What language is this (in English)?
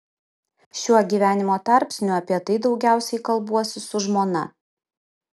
Lithuanian